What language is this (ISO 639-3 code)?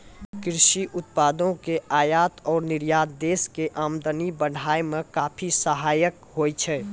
mai